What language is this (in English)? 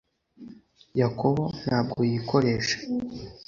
Kinyarwanda